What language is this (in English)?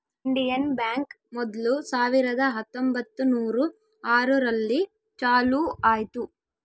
Kannada